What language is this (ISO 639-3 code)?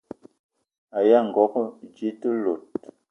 eto